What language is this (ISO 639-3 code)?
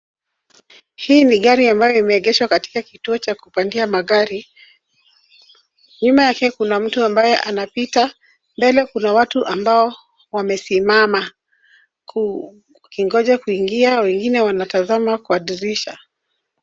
swa